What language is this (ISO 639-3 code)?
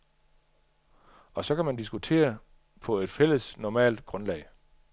dan